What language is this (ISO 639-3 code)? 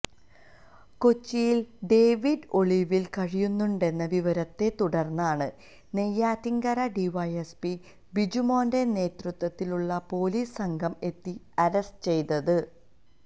mal